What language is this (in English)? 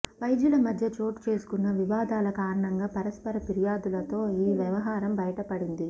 Telugu